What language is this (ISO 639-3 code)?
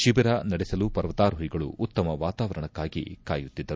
kan